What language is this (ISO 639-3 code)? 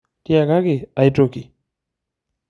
mas